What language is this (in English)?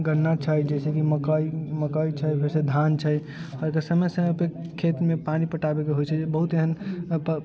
Maithili